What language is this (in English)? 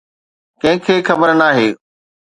Sindhi